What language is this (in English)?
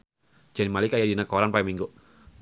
Sundanese